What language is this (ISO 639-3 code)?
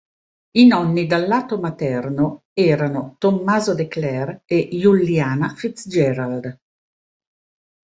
ita